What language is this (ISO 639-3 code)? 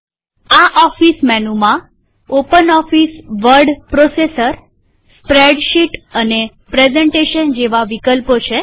guj